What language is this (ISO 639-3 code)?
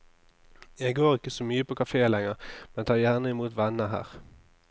nor